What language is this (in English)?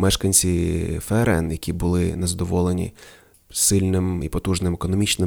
Ukrainian